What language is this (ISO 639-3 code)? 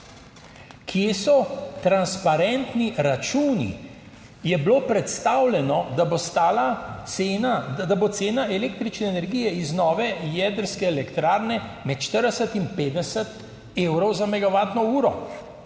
slv